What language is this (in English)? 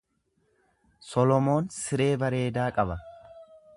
Oromo